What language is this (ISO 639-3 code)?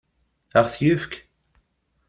kab